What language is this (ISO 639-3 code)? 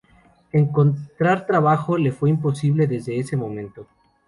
spa